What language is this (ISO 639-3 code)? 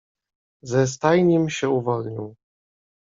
pol